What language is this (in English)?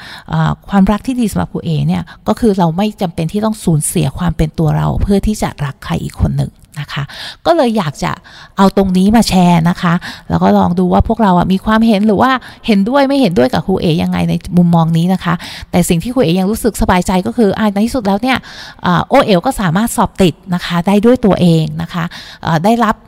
Thai